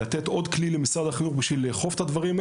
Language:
Hebrew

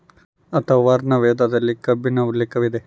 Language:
Kannada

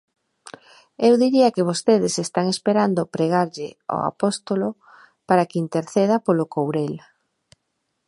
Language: Galician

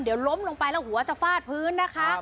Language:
Thai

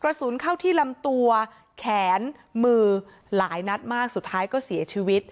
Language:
Thai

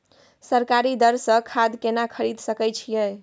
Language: Maithili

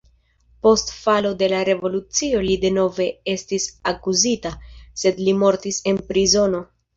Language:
Esperanto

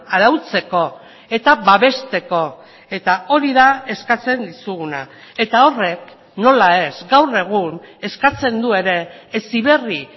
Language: Basque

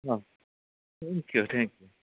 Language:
Bodo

